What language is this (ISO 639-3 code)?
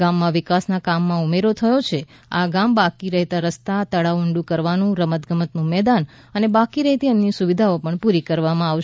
guj